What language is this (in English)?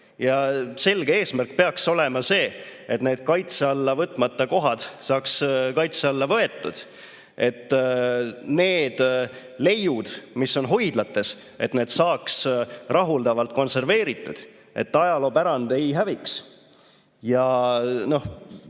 Estonian